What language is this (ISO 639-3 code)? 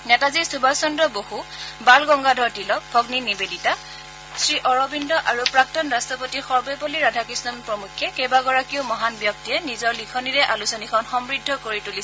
asm